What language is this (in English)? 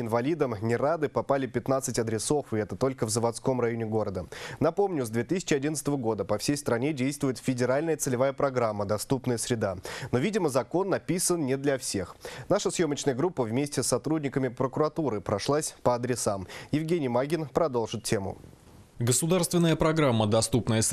Russian